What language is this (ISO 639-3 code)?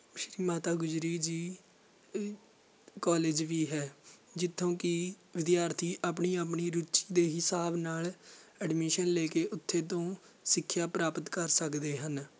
pan